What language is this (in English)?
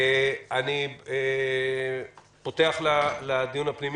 Hebrew